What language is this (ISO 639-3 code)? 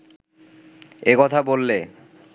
ben